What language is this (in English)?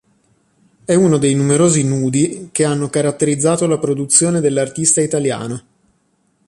Italian